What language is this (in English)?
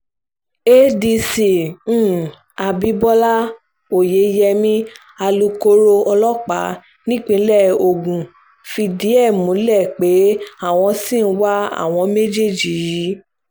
Yoruba